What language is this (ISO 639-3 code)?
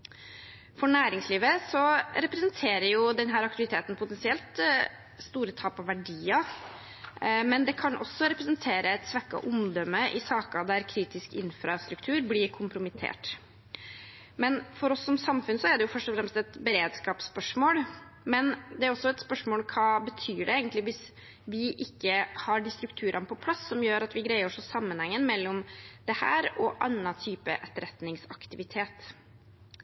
nob